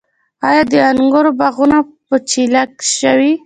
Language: Pashto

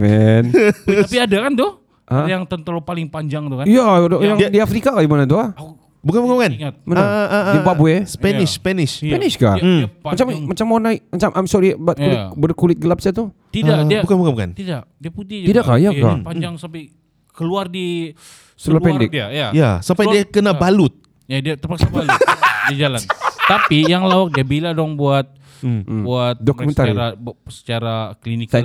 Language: Malay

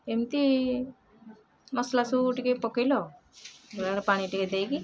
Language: Odia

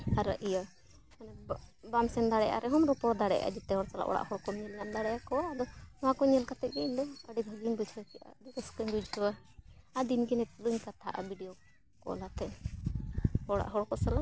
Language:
Santali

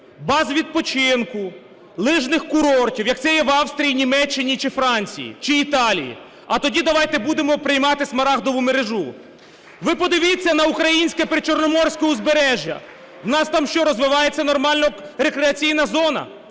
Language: Ukrainian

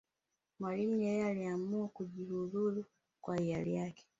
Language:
Swahili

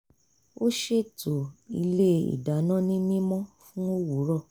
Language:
Yoruba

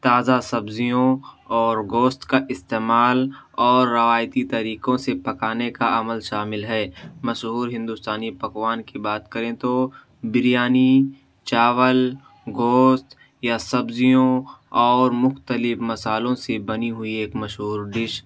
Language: Urdu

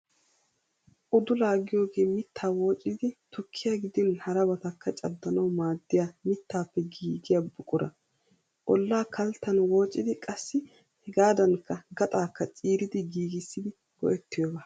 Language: Wolaytta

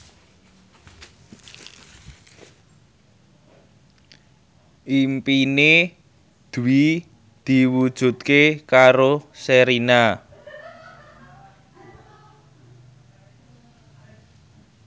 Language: Javanese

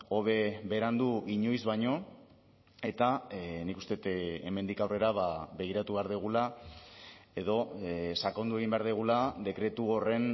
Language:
Basque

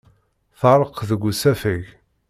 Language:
Kabyle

